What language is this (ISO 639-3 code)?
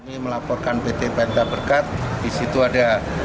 ind